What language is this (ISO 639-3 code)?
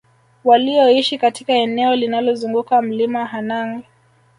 swa